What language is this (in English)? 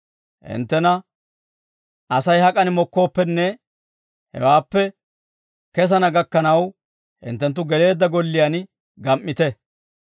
Dawro